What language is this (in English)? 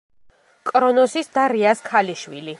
Georgian